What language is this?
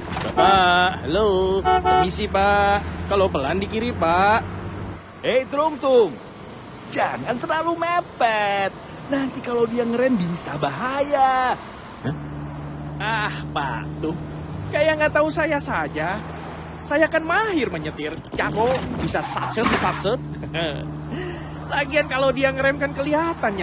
Indonesian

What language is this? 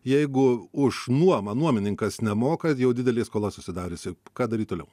Lithuanian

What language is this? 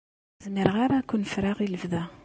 Kabyle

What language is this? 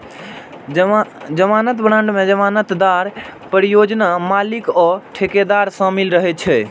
Maithili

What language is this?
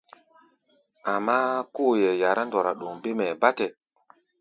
Gbaya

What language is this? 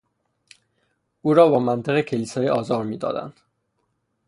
Persian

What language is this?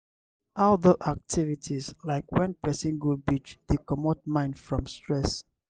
Nigerian Pidgin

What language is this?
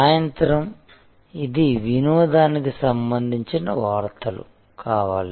Telugu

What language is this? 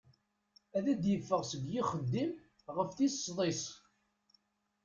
Kabyle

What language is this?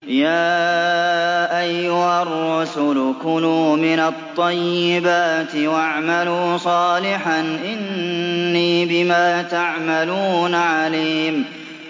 Arabic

